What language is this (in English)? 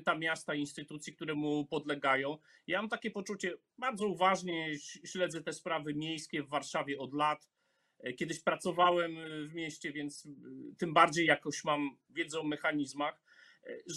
Polish